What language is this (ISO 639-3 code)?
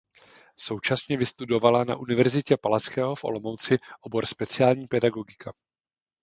ces